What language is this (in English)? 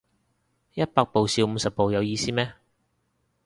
Cantonese